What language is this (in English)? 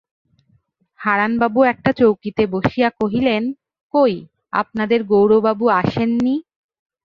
Bangla